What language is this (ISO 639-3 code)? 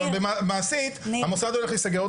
heb